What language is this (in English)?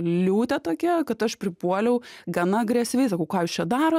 Lithuanian